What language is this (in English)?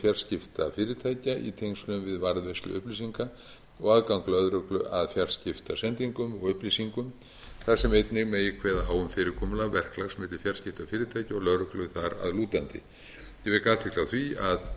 Icelandic